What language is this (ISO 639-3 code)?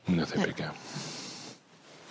cym